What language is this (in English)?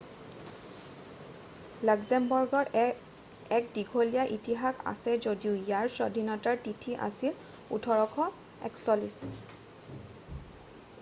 Assamese